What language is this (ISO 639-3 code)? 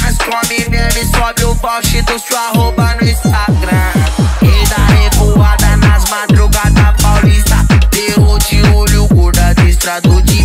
ron